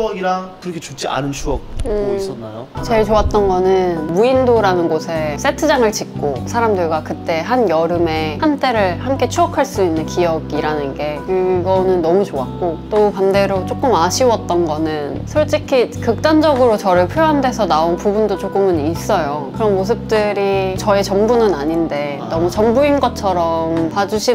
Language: Korean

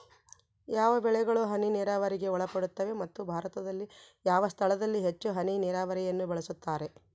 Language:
Kannada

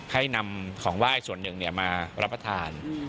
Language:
Thai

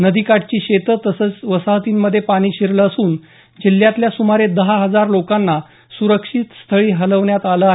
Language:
Marathi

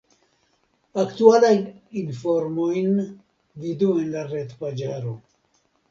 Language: Esperanto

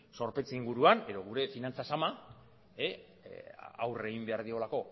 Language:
Basque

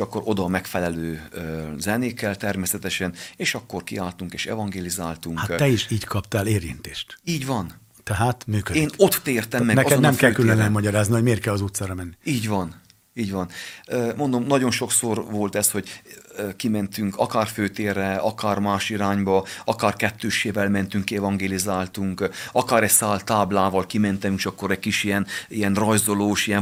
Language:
Hungarian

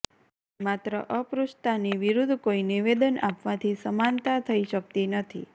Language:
Gujarati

